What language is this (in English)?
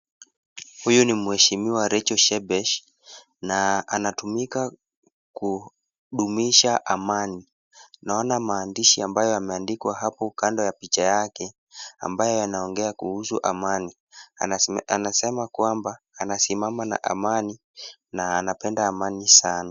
Swahili